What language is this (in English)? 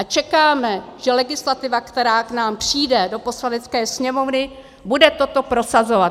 Czech